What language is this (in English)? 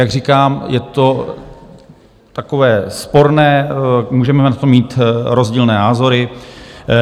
Czech